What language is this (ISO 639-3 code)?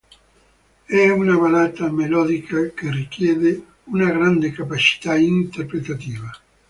ita